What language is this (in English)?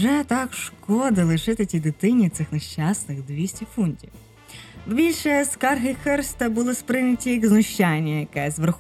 Ukrainian